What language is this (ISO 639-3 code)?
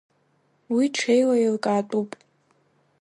abk